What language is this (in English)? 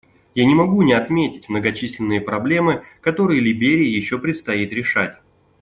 Russian